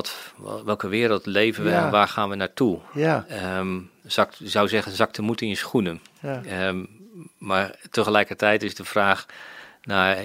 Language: Dutch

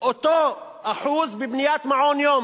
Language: Hebrew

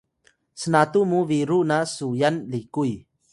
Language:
Atayal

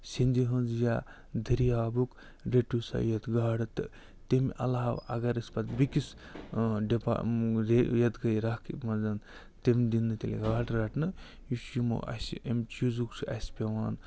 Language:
Kashmiri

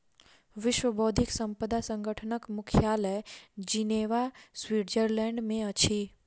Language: Maithili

